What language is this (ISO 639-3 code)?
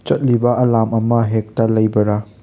mni